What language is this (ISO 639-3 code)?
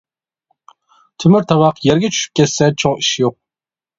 uig